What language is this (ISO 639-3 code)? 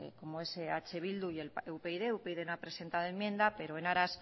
spa